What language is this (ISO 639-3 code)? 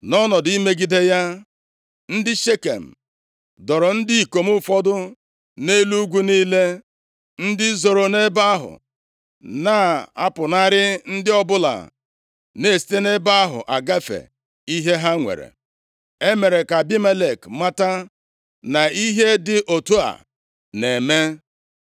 ibo